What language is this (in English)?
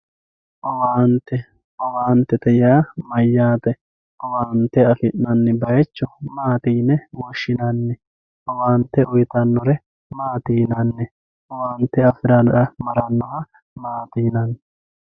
Sidamo